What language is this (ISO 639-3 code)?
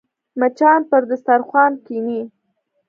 pus